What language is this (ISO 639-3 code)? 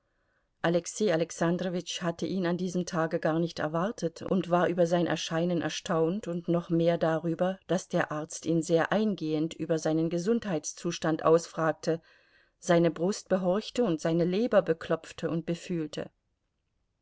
deu